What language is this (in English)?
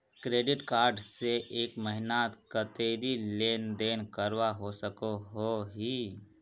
Magahi